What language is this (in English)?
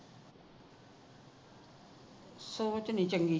Punjabi